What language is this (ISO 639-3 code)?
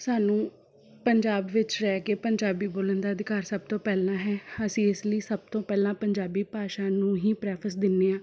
pan